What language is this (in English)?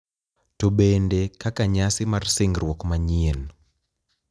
Luo (Kenya and Tanzania)